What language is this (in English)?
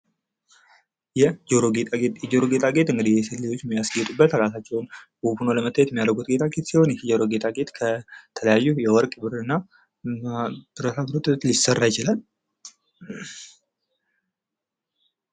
Amharic